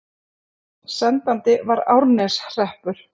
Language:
Icelandic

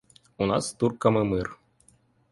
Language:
Ukrainian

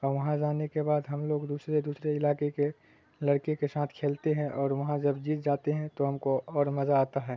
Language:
Urdu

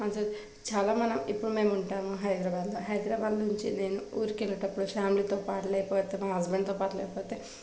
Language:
Telugu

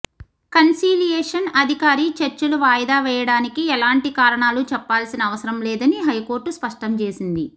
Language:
Telugu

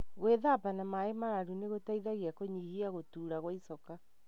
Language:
Kikuyu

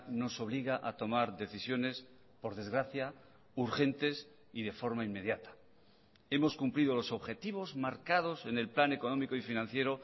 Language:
Spanish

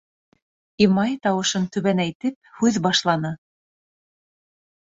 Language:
Bashkir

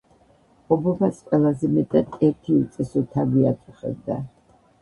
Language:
Georgian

